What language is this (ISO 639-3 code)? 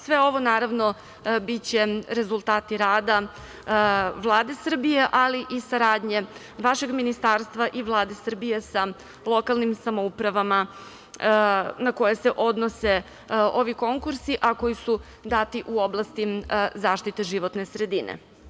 srp